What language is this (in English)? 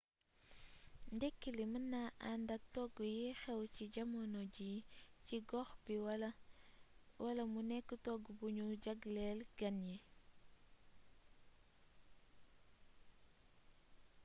Wolof